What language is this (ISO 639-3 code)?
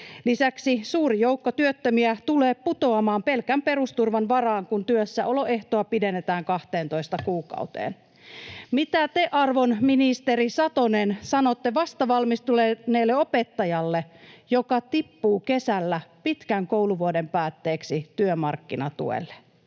fin